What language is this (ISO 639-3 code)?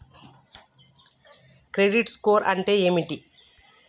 tel